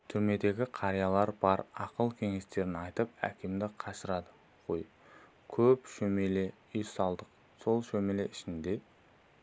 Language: Kazakh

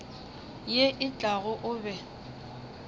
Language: Northern Sotho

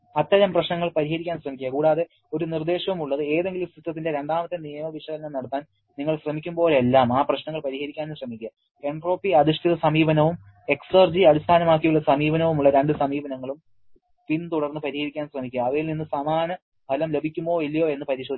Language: Malayalam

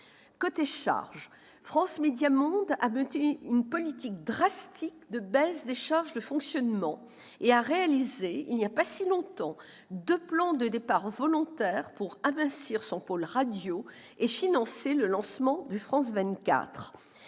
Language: French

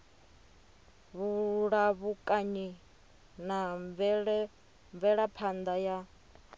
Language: Venda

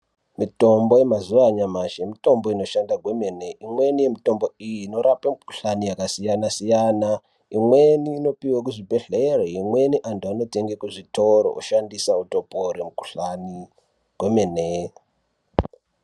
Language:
Ndau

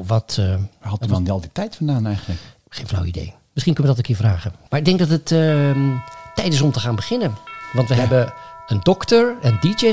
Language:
Dutch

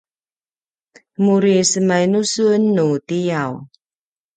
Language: Paiwan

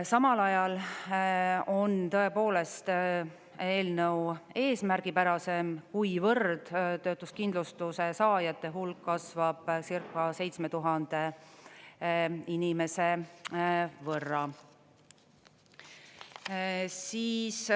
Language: Estonian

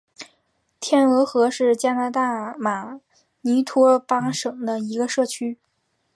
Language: Chinese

